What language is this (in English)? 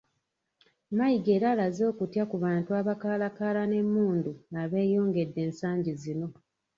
Ganda